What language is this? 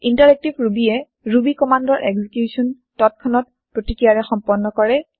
Assamese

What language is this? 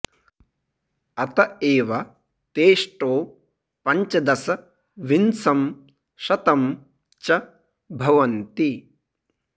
Sanskrit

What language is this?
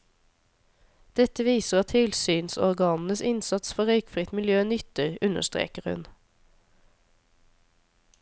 Norwegian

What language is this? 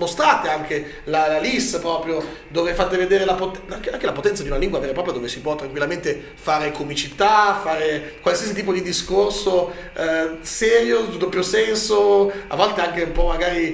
Italian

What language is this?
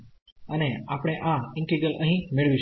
Gujarati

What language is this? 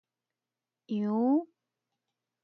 Min Nan Chinese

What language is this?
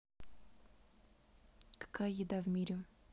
Russian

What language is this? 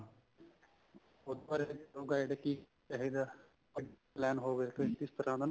Punjabi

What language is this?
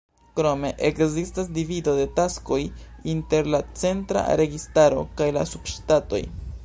Esperanto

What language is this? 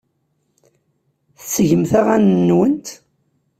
Kabyle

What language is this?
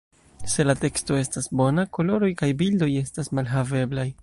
Esperanto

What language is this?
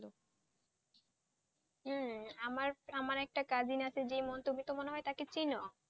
Bangla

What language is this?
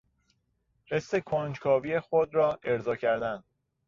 Persian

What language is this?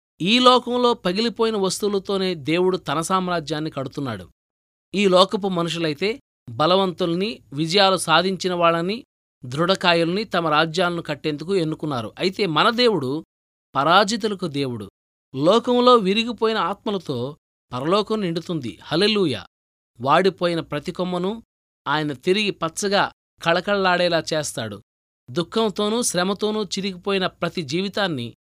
Telugu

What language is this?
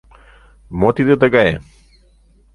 Mari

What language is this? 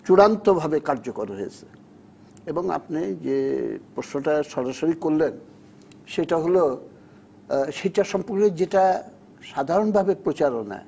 Bangla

